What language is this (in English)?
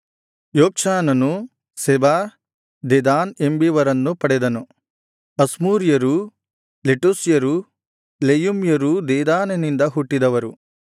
Kannada